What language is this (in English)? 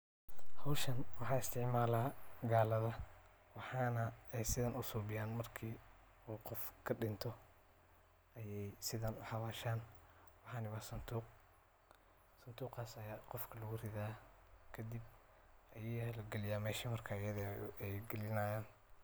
Somali